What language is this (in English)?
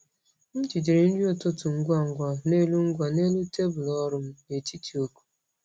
Igbo